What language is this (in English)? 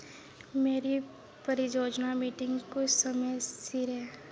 Dogri